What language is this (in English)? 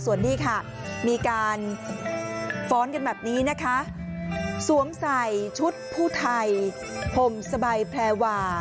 Thai